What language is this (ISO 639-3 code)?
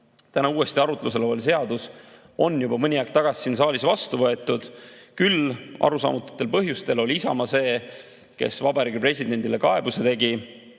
est